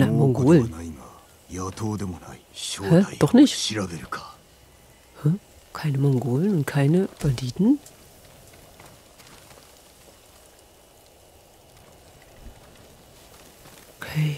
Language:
German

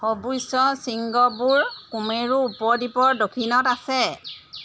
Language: Assamese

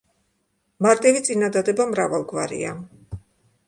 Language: Georgian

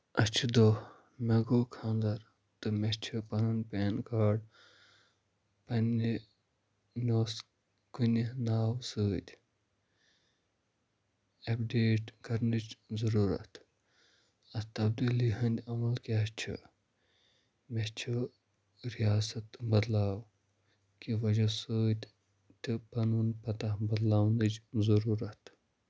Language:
Kashmiri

